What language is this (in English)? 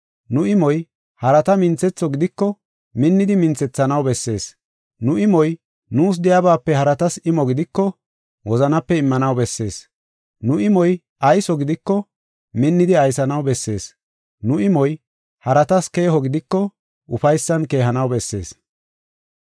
Gofa